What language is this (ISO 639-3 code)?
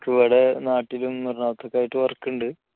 mal